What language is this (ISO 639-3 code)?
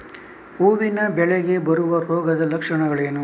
kan